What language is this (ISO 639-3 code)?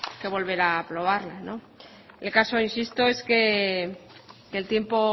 spa